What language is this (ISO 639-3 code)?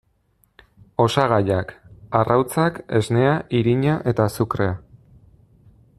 eus